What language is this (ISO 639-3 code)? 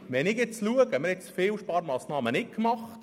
gsw